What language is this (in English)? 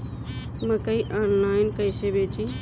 Bhojpuri